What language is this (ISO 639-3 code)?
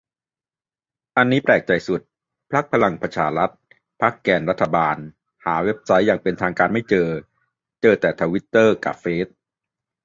tha